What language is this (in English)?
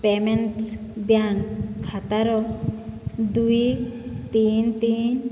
Odia